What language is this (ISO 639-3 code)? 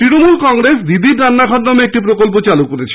ben